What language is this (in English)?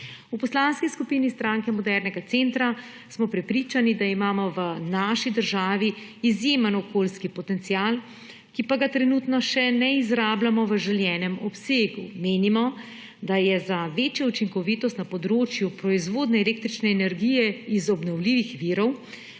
Slovenian